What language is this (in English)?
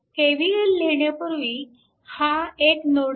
Marathi